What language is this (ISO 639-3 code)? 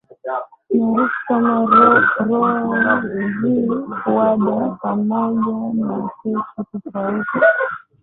swa